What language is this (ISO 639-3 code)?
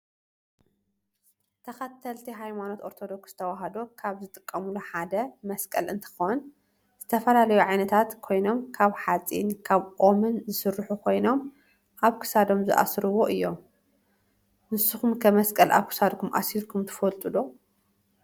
tir